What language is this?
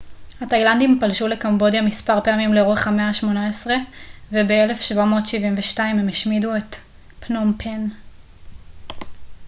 Hebrew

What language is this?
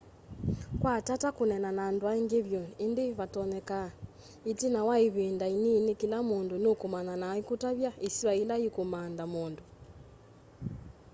Kamba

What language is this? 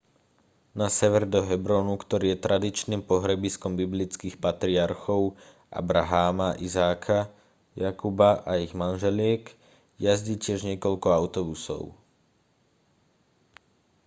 Slovak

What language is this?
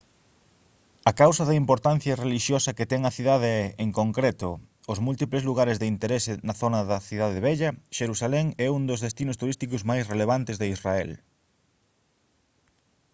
Galician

